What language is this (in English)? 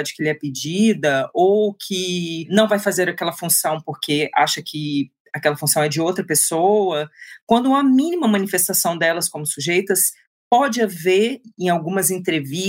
Portuguese